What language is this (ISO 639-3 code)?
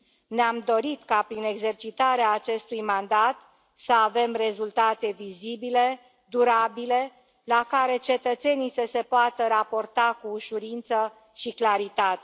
ron